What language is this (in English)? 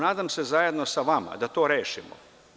Serbian